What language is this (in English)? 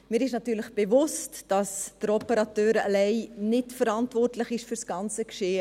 Swiss German